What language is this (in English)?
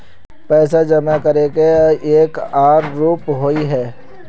Magahi